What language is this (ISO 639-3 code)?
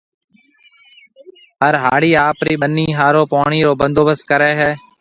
mve